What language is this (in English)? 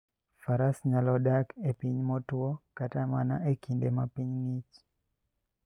Luo (Kenya and Tanzania)